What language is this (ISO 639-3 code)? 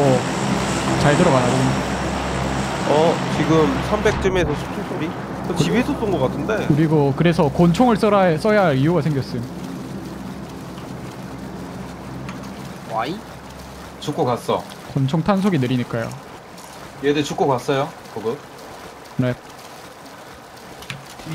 kor